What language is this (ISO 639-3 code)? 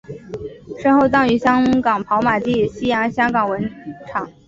zho